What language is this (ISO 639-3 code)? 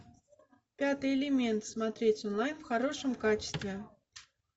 rus